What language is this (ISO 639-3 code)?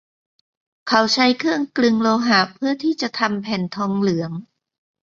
tha